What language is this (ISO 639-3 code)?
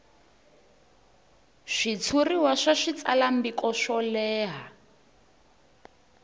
tso